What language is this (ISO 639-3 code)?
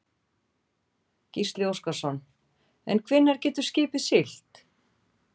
isl